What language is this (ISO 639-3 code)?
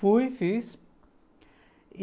por